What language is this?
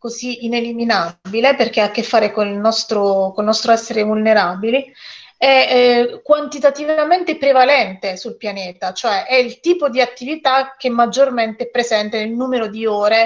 Italian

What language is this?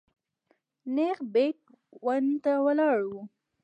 Pashto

